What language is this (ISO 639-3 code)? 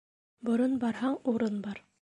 bak